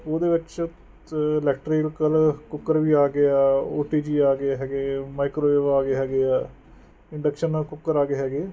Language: Punjabi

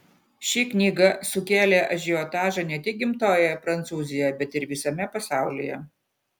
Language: Lithuanian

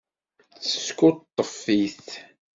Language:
Kabyle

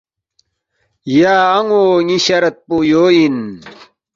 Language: Balti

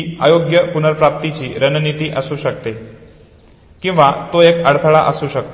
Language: Marathi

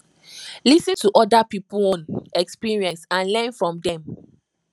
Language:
Nigerian Pidgin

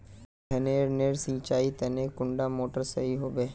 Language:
Magahi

